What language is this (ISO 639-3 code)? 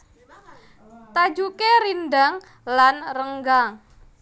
jav